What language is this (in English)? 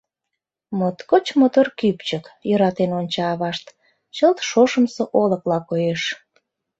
Mari